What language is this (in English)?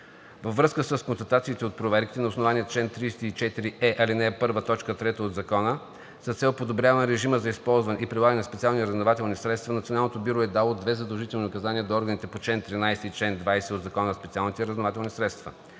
Bulgarian